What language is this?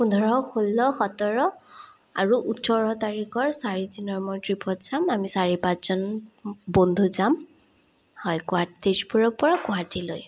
Assamese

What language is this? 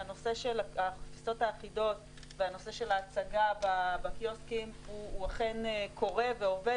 Hebrew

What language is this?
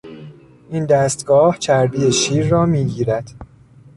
Persian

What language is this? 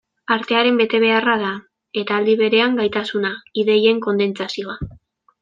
Basque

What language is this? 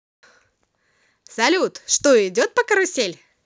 Russian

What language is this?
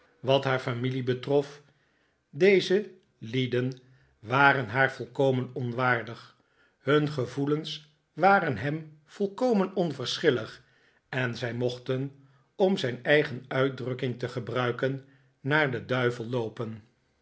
Dutch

